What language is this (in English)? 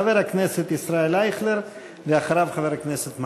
Hebrew